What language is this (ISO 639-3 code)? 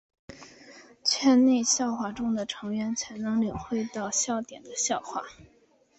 zho